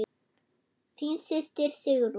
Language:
Icelandic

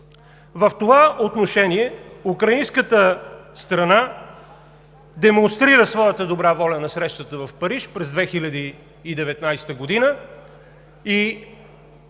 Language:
Bulgarian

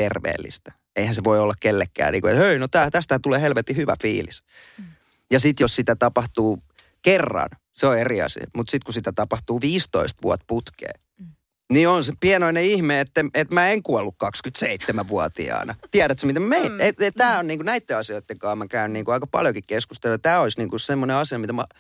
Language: Finnish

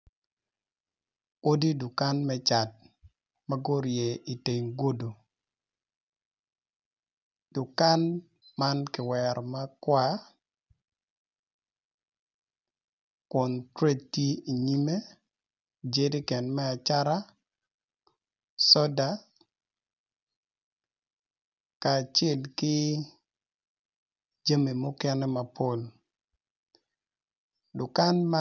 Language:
Acoli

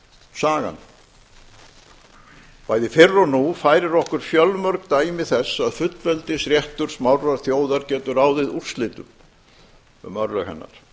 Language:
Icelandic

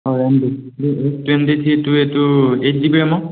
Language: Assamese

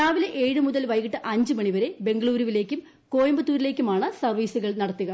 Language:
Malayalam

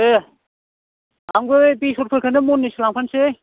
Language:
Bodo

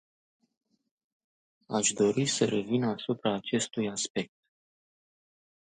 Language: Romanian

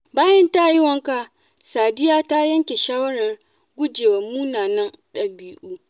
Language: Hausa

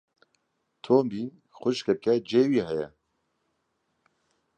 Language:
Kurdish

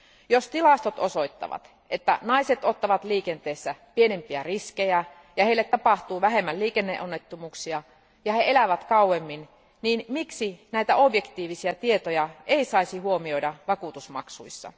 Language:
Finnish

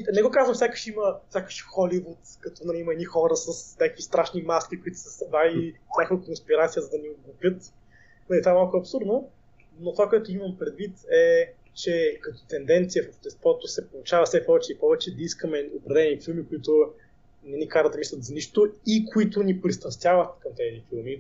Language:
Bulgarian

